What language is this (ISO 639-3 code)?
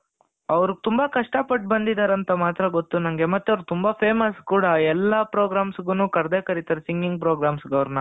kan